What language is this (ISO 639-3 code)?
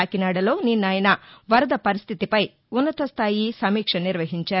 tel